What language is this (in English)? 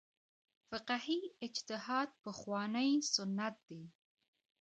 Pashto